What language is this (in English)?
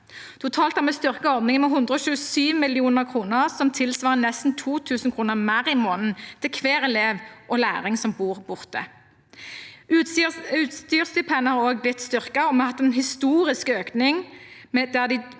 Norwegian